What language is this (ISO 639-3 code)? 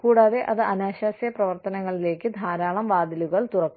mal